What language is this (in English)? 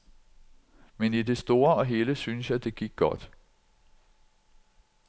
Danish